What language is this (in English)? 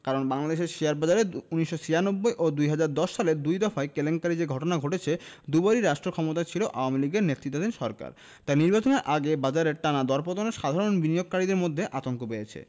Bangla